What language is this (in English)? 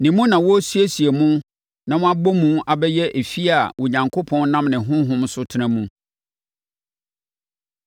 Akan